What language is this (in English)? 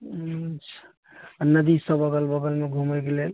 Maithili